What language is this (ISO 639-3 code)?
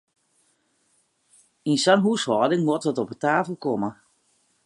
fry